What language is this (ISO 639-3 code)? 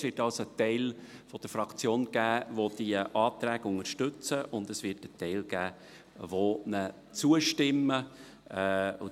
gsw